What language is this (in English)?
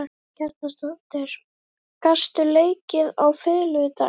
Icelandic